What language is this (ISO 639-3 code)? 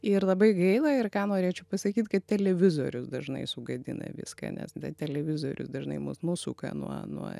lit